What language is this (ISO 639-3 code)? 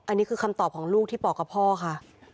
tha